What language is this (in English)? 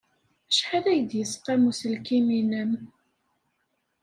Kabyle